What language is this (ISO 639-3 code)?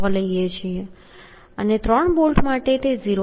guj